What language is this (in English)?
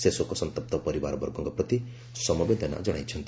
Odia